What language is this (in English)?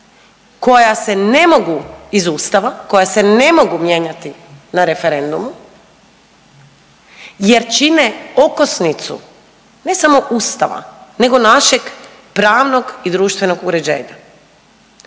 Croatian